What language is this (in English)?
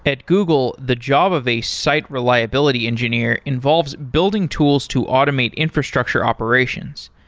English